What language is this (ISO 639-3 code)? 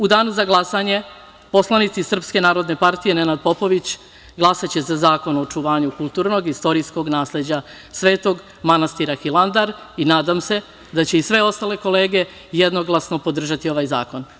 srp